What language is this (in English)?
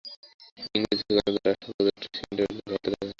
Bangla